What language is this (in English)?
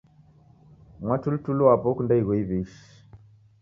Taita